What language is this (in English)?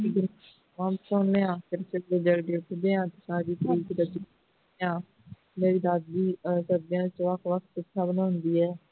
Punjabi